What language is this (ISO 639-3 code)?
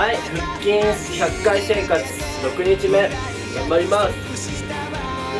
jpn